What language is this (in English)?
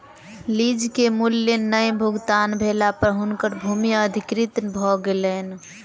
Maithili